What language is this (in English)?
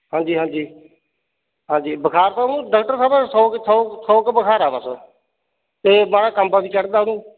Punjabi